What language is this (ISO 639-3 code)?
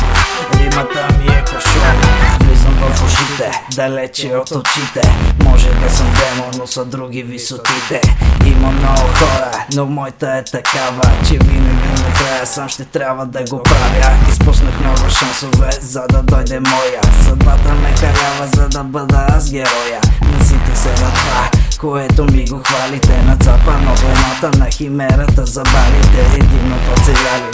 bul